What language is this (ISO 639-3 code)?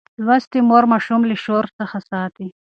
pus